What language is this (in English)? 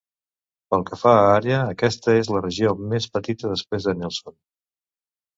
Catalan